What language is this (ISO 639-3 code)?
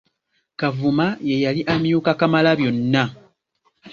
lug